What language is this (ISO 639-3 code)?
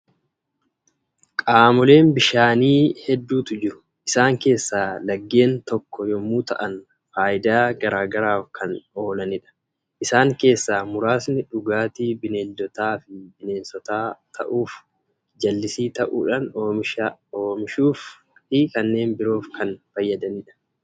orm